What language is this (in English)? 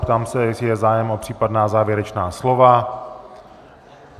Czech